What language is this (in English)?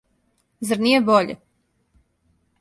Serbian